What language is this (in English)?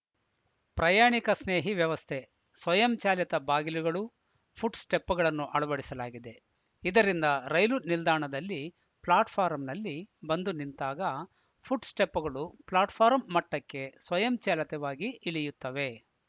Kannada